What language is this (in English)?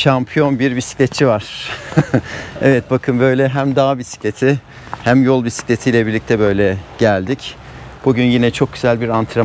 Turkish